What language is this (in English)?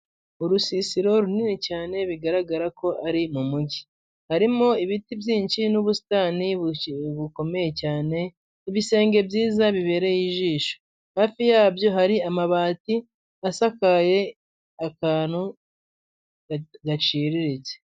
Kinyarwanda